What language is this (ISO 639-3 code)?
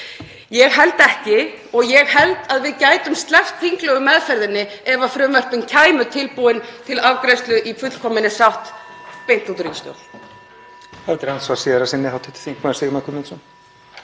isl